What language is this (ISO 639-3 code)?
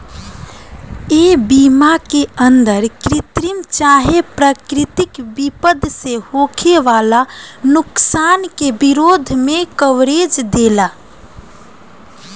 bho